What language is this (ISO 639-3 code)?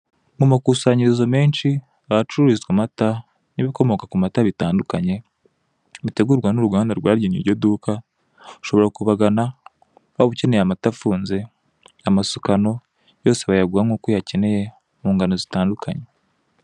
kin